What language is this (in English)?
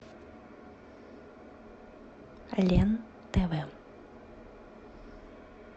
Russian